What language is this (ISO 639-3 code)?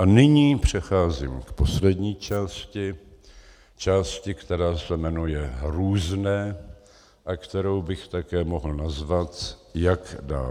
ces